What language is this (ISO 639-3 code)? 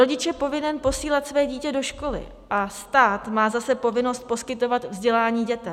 ces